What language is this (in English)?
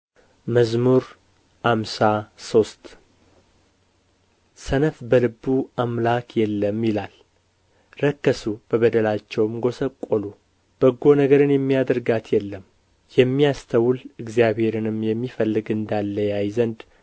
Amharic